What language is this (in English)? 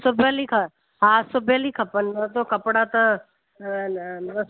Sindhi